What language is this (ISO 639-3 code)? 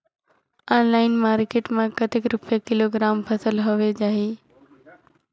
hne